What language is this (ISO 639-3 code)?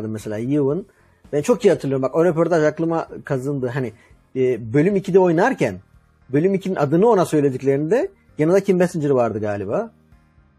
tur